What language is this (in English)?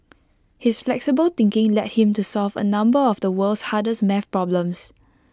English